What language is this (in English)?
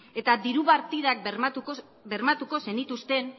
Basque